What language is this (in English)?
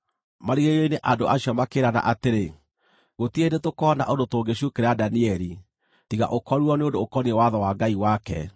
Kikuyu